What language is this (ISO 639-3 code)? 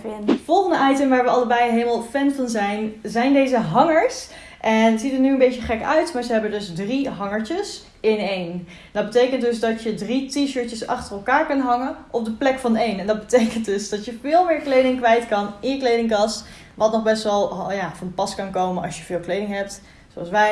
nld